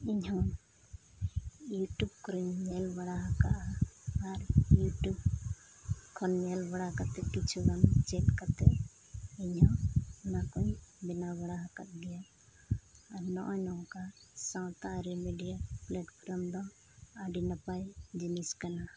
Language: Santali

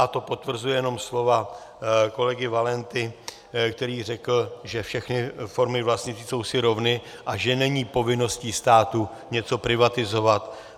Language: Czech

